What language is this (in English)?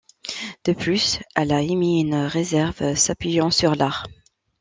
French